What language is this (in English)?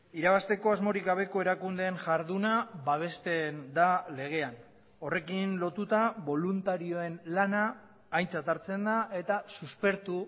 Basque